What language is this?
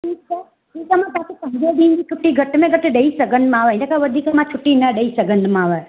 Sindhi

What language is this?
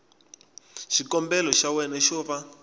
Tsonga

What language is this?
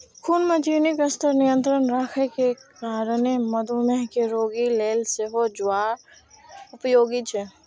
Maithili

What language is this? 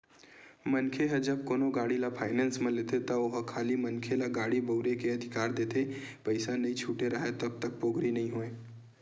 Chhattisgarhi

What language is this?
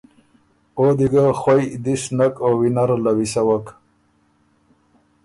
Ormuri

